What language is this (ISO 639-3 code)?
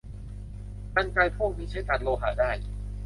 tha